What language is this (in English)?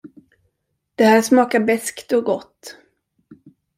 Swedish